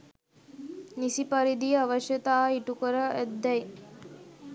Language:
Sinhala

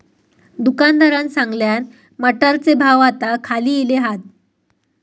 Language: Marathi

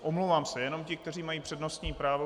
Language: Czech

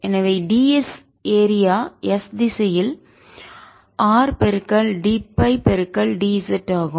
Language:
Tamil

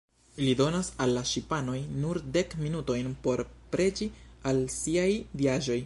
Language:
Esperanto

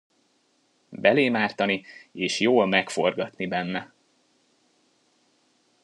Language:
Hungarian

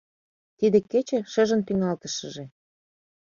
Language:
Mari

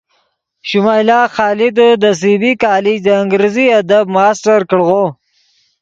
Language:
Yidgha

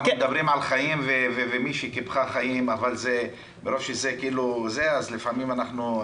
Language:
Hebrew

